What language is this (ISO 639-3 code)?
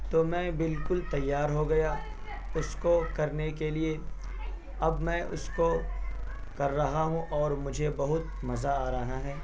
urd